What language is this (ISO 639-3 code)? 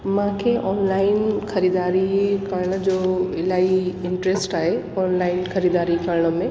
snd